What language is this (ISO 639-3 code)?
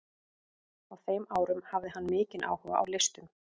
isl